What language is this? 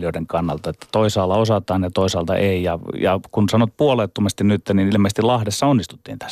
Finnish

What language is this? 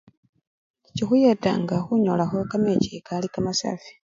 Luyia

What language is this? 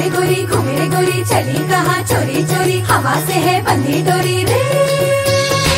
Hindi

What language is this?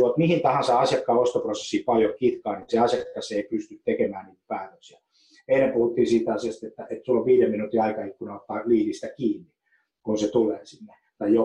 Finnish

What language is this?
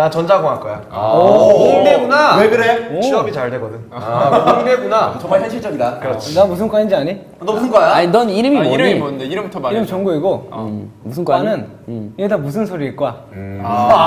Korean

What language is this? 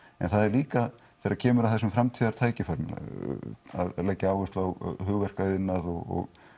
Icelandic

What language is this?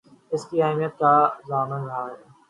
Urdu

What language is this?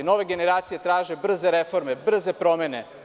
Serbian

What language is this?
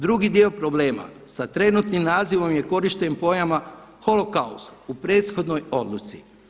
Croatian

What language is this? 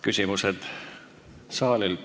Estonian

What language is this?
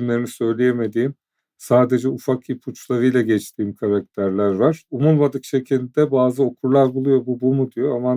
Turkish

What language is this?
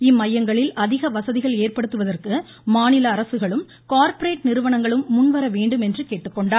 Tamil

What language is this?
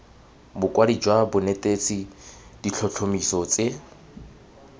Tswana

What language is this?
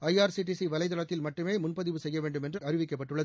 Tamil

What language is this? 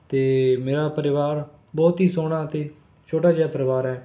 Punjabi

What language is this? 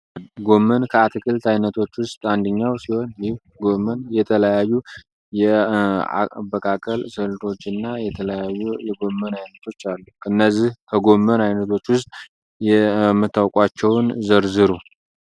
Amharic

